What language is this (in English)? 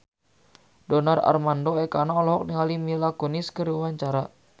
Sundanese